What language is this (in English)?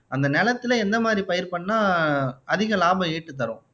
Tamil